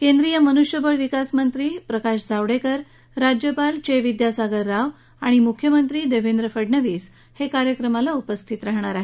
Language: Marathi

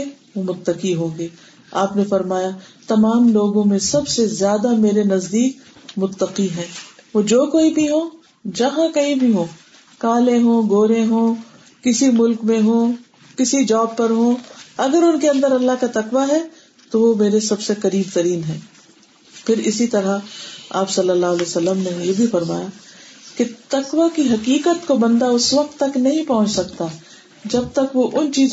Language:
Urdu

